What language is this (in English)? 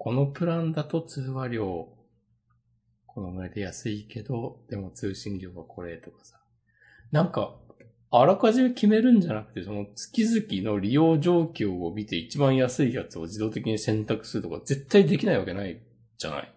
Japanese